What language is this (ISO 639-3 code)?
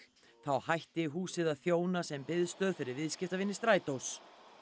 isl